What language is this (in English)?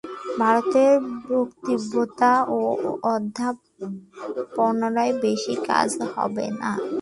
Bangla